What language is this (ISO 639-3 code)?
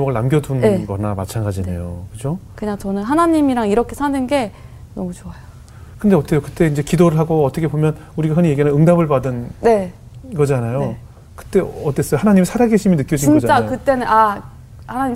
kor